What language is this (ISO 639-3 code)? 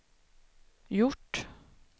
swe